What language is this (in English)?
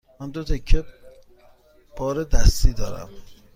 Persian